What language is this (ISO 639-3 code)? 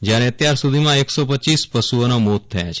guj